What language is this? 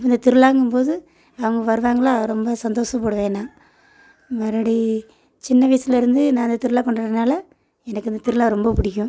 Tamil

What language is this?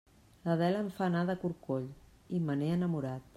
Catalan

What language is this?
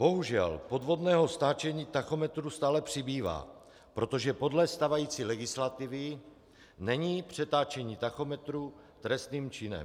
Czech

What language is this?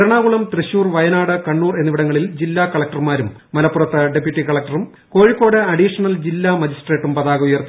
Malayalam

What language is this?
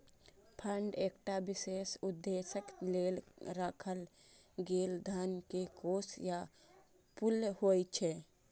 Maithili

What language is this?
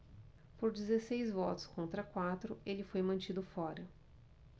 Portuguese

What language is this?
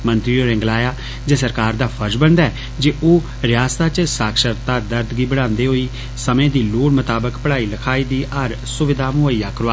Dogri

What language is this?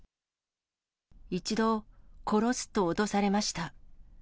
Japanese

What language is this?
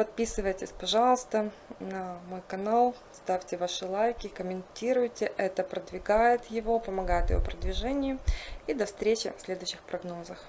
Russian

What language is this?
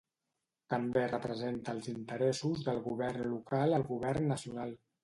Catalan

